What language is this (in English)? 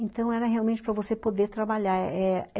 Portuguese